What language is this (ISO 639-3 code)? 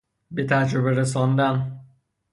fas